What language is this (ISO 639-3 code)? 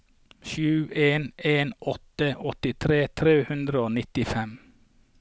nor